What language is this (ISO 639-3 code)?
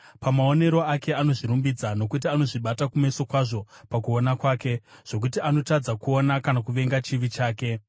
sna